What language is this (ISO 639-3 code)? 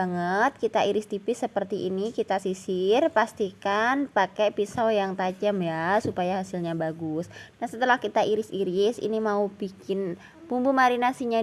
ind